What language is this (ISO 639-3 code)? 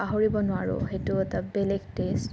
asm